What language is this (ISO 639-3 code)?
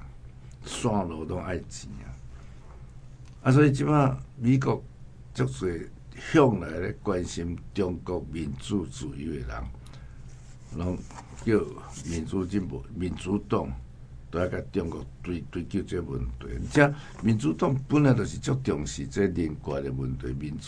zho